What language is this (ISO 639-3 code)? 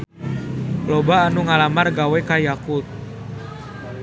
sun